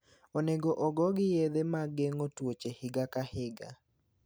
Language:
Luo (Kenya and Tanzania)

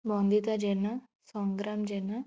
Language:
Odia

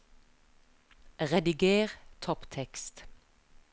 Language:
Norwegian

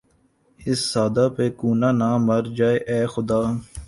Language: Urdu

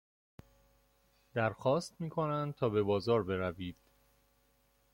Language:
Persian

